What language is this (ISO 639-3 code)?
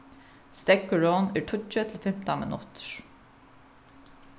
fao